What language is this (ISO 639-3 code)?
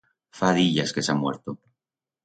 arg